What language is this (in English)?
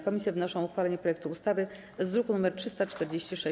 Polish